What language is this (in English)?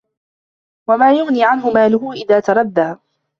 Arabic